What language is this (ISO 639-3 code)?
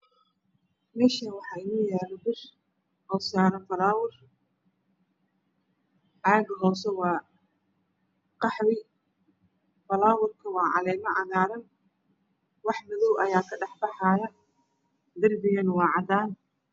som